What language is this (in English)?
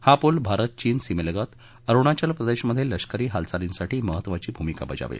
Marathi